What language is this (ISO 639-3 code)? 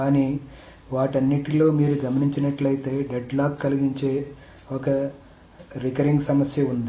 tel